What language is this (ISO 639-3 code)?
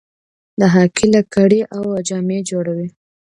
pus